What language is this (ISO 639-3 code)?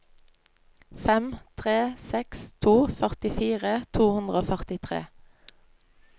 nor